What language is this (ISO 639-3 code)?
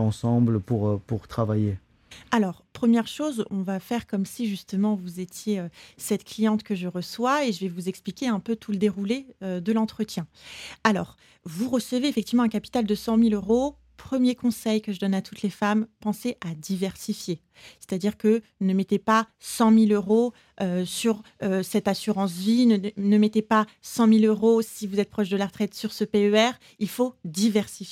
fra